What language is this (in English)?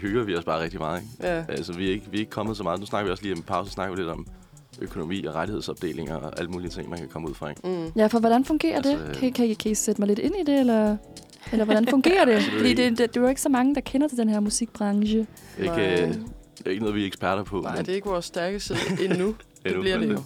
Danish